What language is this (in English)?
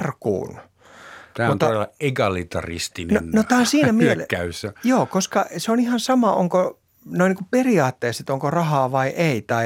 Finnish